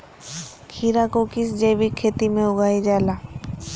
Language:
Magahi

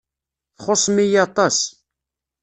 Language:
Kabyle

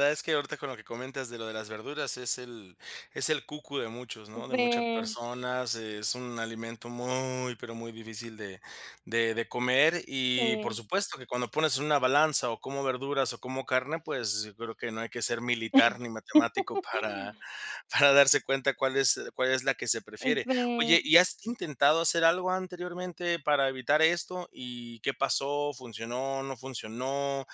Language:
Spanish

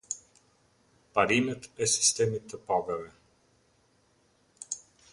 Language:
Albanian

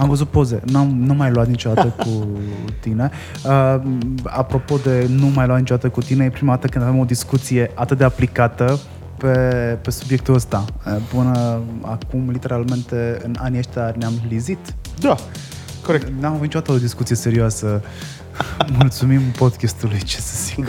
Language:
Romanian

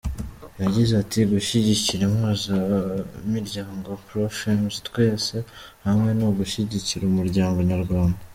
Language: Kinyarwanda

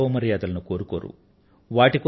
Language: Telugu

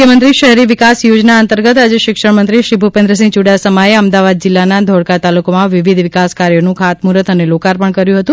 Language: Gujarati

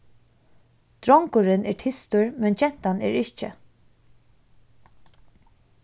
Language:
Faroese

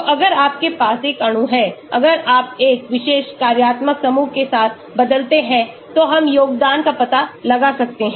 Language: Hindi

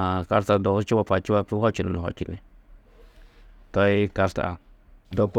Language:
Tedaga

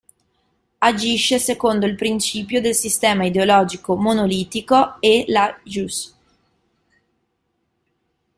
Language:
Italian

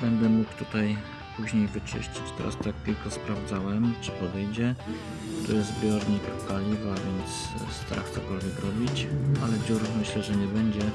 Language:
Polish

